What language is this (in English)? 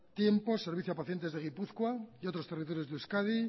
Spanish